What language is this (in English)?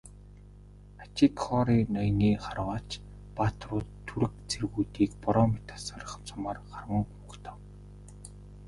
Mongolian